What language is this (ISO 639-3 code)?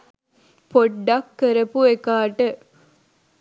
sin